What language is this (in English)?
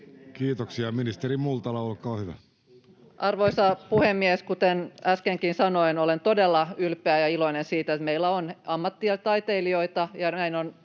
Finnish